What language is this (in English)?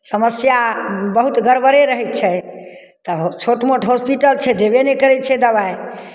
Maithili